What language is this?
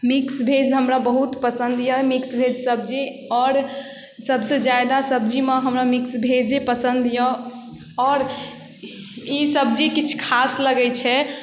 Maithili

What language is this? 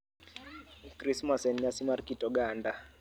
Luo (Kenya and Tanzania)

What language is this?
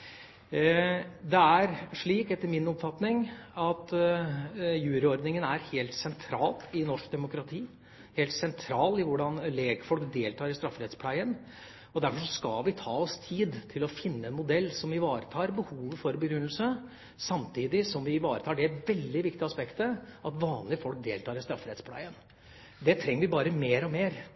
Norwegian Bokmål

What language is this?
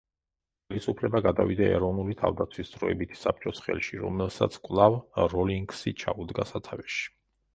Georgian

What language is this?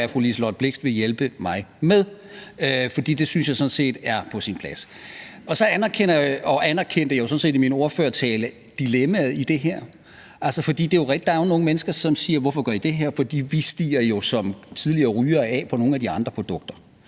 Danish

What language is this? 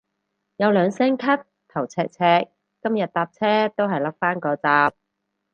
Cantonese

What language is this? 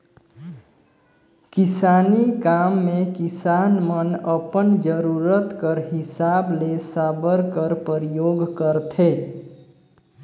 Chhattisgarhi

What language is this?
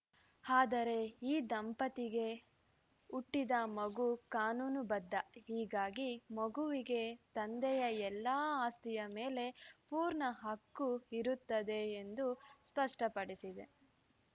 Kannada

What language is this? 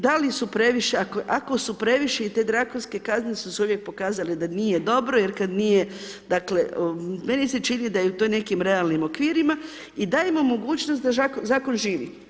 Croatian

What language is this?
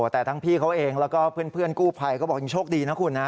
Thai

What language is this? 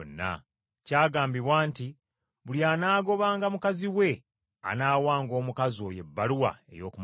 Ganda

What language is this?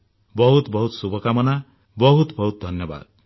Odia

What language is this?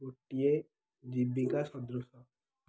Odia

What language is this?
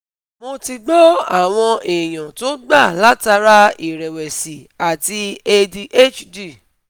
Yoruba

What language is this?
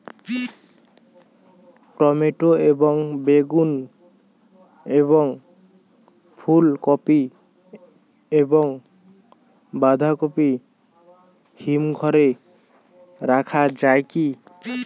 Bangla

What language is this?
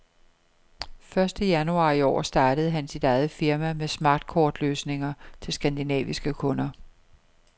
Danish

